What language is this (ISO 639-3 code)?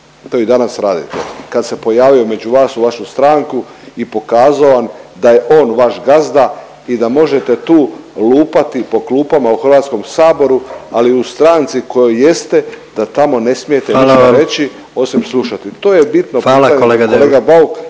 hrv